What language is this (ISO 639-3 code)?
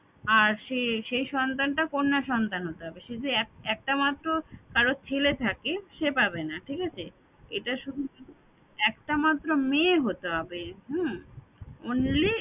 ben